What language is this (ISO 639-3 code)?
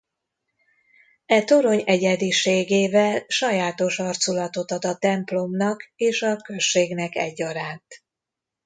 hun